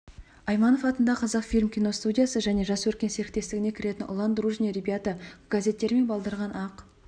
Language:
Kazakh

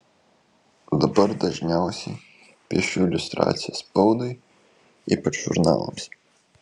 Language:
Lithuanian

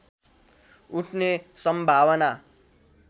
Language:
Nepali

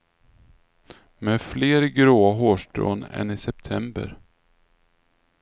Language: Swedish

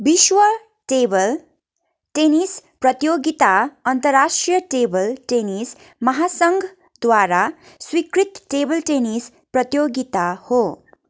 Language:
Nepali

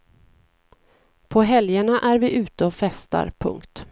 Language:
Swedish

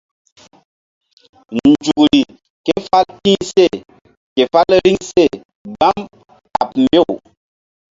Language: Mbum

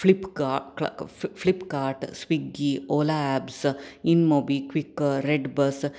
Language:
Sanskrit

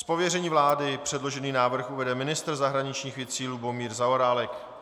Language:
Czech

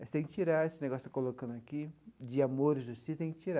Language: Portuguese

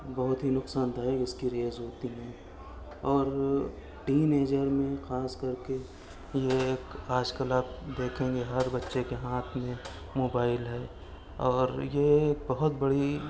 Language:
Urdu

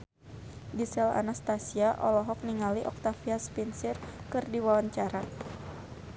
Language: Sundanese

